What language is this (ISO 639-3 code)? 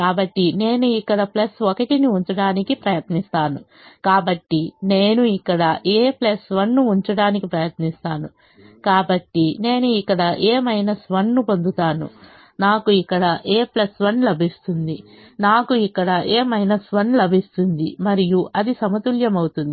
tel